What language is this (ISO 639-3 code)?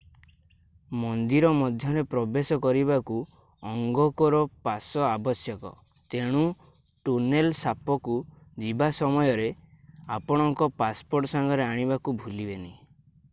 ori